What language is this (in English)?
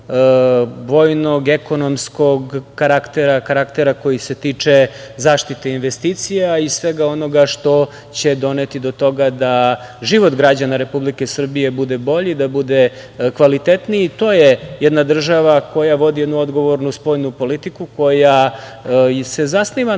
Serbian